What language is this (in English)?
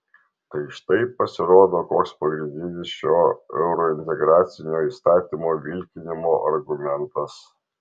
Lithuanian